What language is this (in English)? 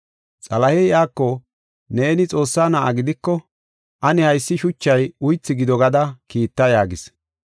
Gofa